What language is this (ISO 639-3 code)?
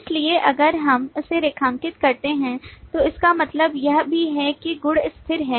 hin